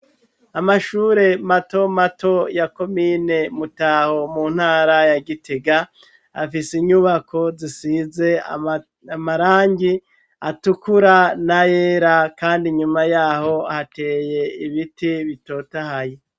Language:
Rundi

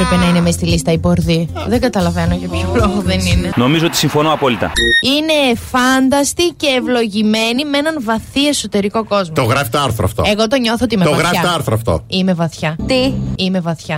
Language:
Greek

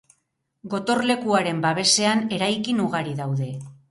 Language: Basque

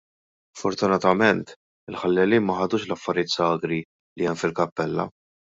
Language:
Maltese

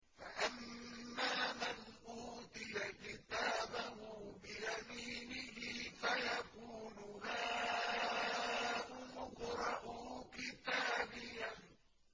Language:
Arabic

